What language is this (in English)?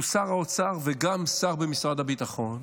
Hebrew